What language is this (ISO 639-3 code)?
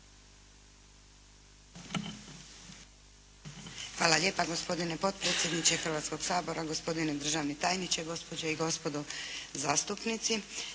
hrv